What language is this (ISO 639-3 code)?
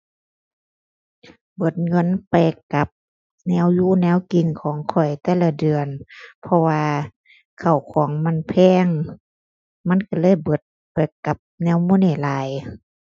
tha